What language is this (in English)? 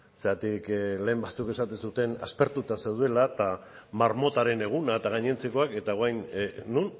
Basque